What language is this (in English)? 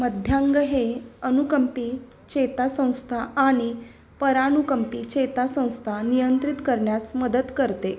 Marathi